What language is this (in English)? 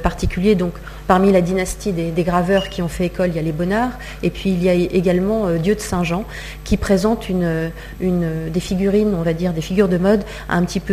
French